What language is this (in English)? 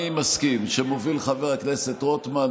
Hebrew